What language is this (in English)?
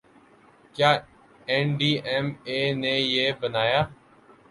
Urdu